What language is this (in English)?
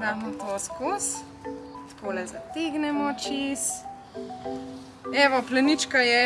Slovenian